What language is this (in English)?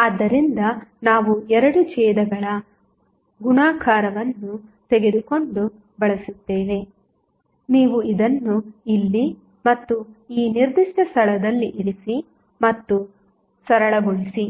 Kannada